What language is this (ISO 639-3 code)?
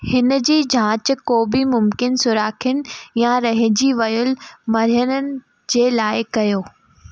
snd